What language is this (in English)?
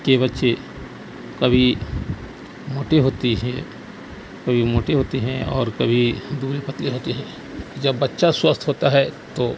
Urdu